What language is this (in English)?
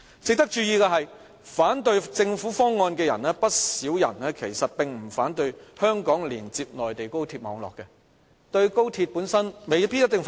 Cantonese